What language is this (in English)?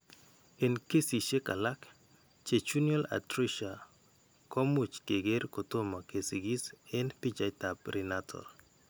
Kalenjin